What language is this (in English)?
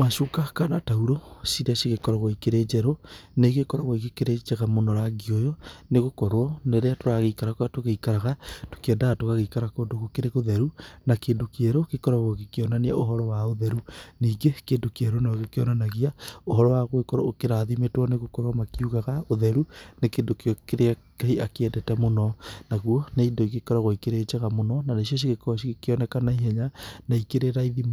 Kikuyu